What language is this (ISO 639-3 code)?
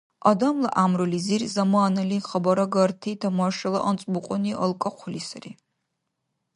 dar